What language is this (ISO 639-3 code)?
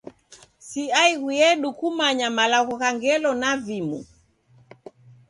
dav